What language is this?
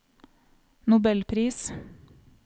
Norwegian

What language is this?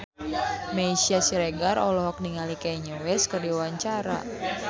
Sundanese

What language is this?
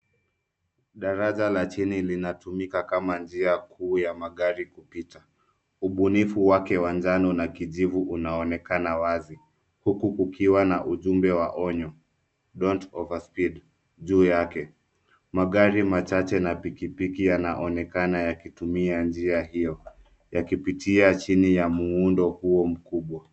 Swahili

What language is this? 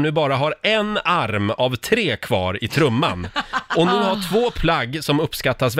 Swedish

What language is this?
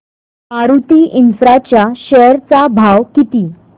Marathi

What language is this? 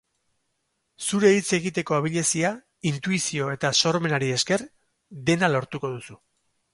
Basque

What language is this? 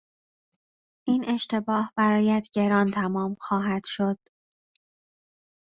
Persian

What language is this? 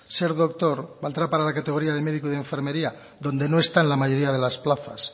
Spanish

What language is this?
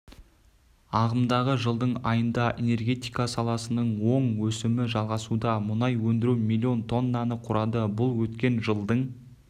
Kazakh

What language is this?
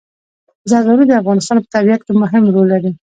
Pashto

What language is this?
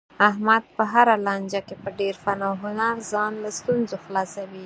Pashto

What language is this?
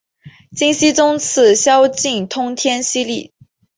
Chinese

